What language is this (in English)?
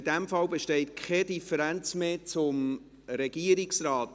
Swiss German